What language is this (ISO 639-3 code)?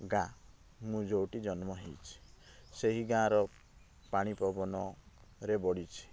ori